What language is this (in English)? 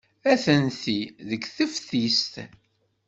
Kabyle